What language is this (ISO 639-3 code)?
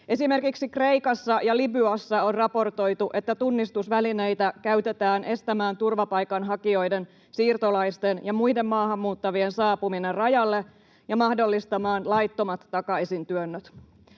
fin